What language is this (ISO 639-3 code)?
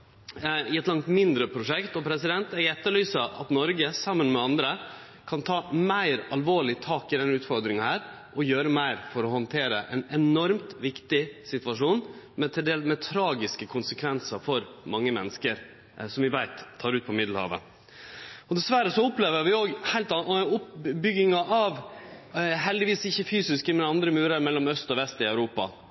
nno